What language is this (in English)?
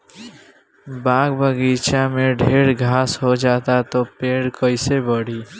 Bhojpuri